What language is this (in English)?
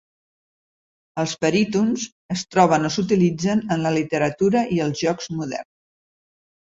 Catalan